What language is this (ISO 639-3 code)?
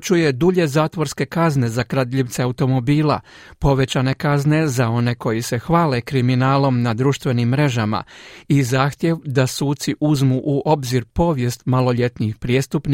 hrv